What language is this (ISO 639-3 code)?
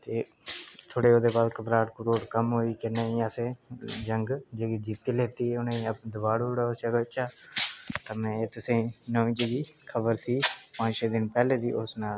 doi